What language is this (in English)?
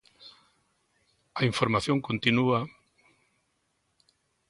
Galician